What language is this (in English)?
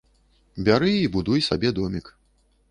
Belarusian